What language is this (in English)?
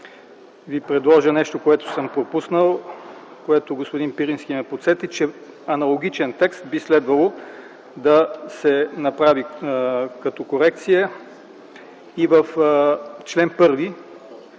Bulgarian